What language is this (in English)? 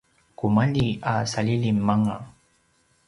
Paiwan